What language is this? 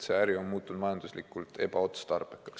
Estonian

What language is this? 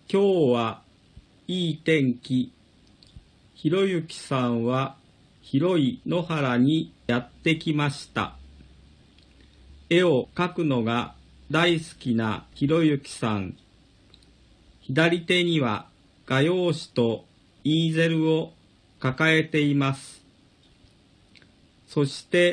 Japanese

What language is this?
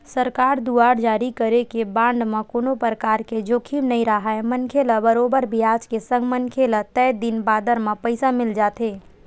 Chhattisgarhi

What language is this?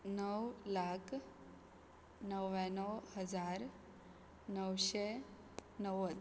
Konkani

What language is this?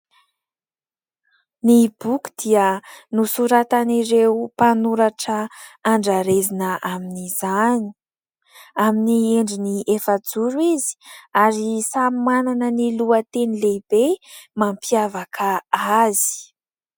Malagasy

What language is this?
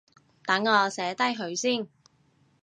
Cantonese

